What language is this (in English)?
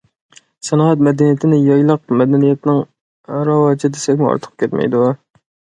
Uyghur